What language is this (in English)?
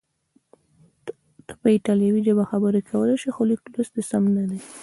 Pashto